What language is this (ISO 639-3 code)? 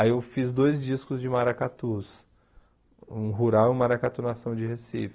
por